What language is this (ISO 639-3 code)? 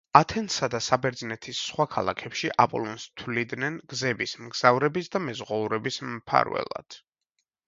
kat